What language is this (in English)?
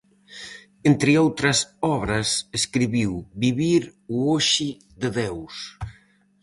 Galician